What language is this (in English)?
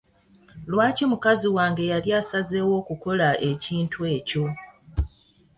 Ganda